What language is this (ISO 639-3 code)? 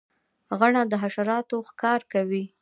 pus